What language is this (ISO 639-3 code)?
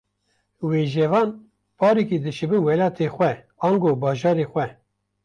kur